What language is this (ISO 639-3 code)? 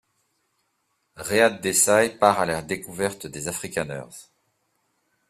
fra